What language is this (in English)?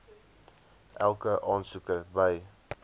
Afrikaans